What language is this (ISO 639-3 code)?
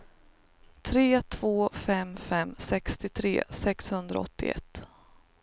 swe